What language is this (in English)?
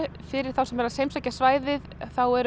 Icelandic